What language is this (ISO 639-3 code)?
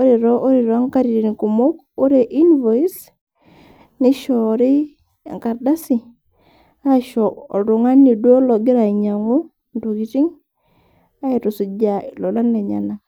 mas